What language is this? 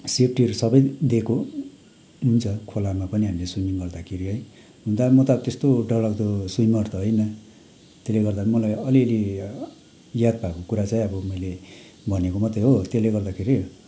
Nepali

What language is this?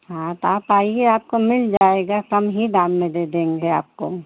Hindi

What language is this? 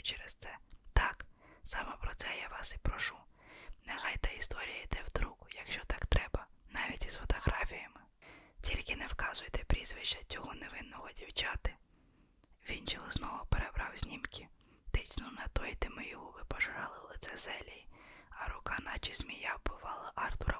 Ukrainian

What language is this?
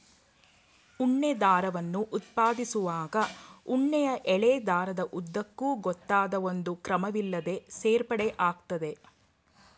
Kannada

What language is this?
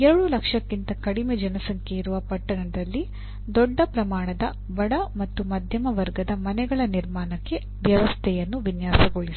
Kannada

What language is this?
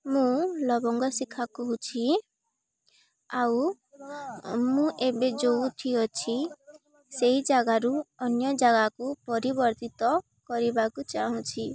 Odia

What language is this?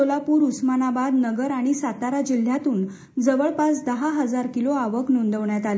Marathi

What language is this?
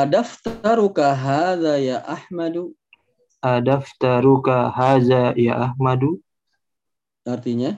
Indonesian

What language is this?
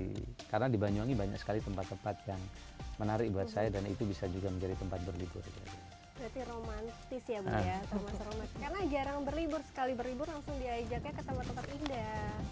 Indonesian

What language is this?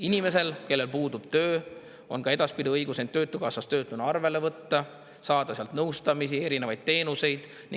Estonian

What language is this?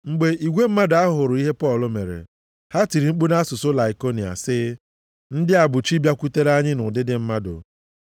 Igbo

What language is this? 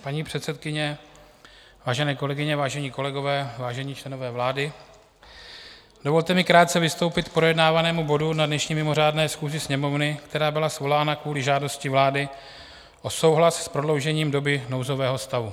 Czech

